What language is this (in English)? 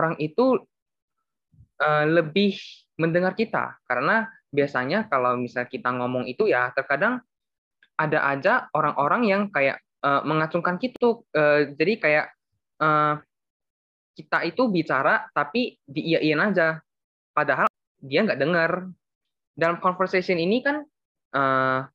Indonesian